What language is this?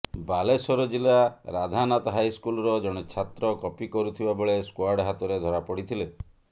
Odia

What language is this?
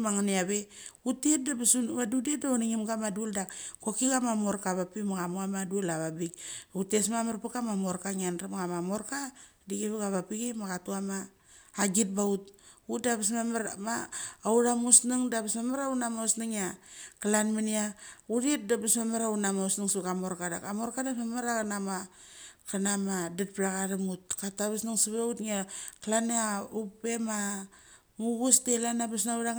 Mali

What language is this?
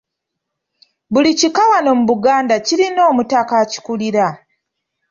Ganda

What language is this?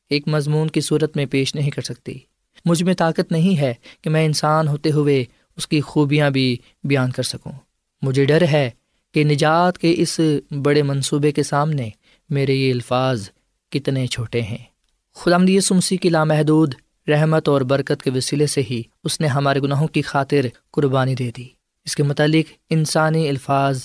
Urdu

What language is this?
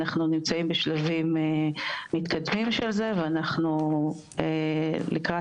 Hebrew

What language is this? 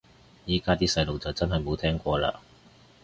Cantonese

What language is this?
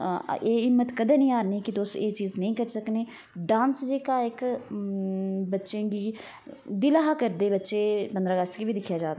Dogri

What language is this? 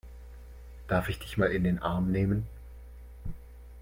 German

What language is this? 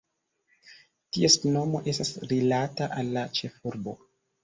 Esperanto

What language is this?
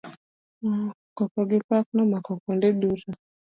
Luo (Kenya and Tanzania)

